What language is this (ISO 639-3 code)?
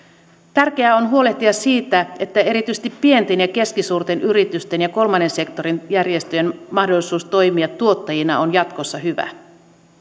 fin